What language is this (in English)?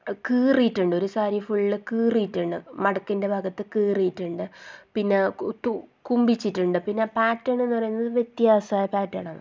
Malayalam